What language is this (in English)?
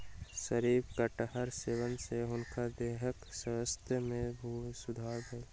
Maithili